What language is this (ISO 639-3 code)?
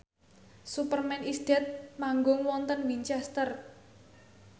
jav